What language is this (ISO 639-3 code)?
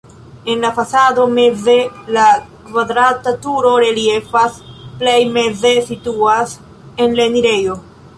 epo